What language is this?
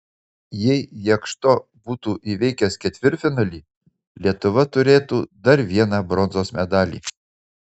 Lithuanian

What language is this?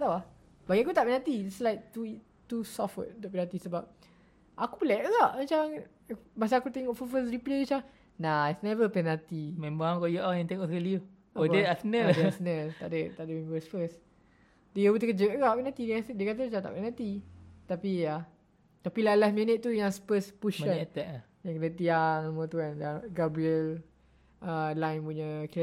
Malay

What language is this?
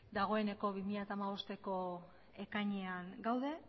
Basque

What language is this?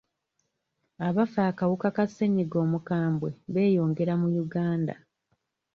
Ganda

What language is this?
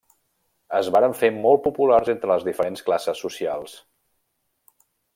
Catalan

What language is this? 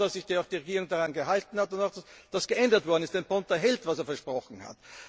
German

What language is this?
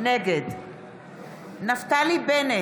Hebrew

